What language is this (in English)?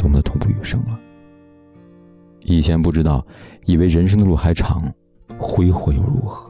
Chinese